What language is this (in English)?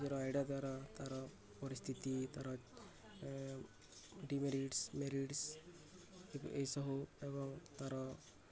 Odia